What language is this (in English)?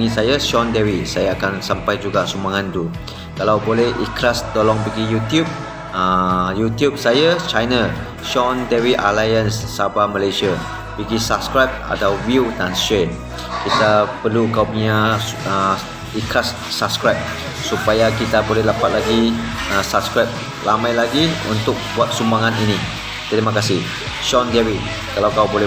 Malay